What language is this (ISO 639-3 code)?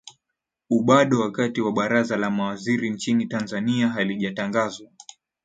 swa